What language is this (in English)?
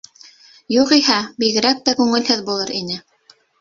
Bashkir